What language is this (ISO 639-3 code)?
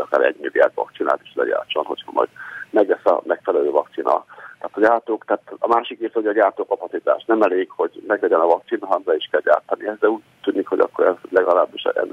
hun